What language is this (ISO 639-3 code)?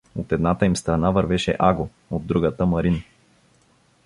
bul